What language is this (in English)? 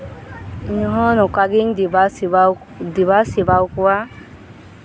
Santali